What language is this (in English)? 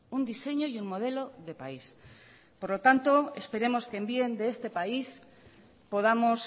Spanish